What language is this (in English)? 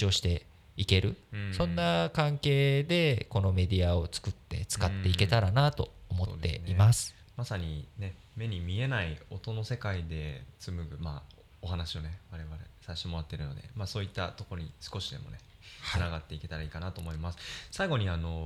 Japanese